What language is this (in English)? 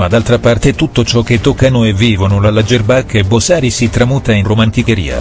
Italian